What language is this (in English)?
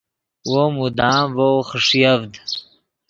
Yidgha